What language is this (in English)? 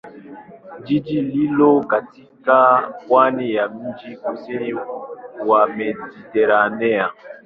Swahili